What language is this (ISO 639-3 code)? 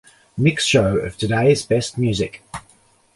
eng